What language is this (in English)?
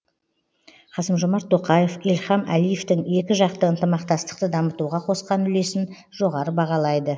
Kazakh